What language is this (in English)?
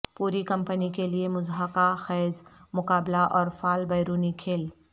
Urdu